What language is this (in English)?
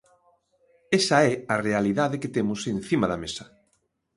Galician